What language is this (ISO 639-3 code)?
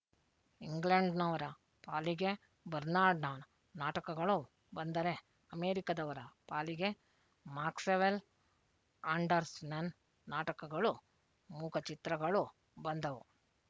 kan